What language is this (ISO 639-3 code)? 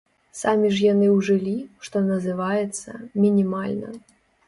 bel